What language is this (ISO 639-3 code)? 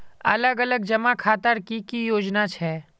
mag